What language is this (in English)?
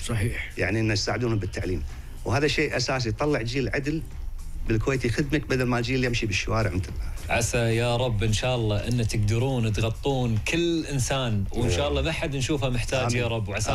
Arabic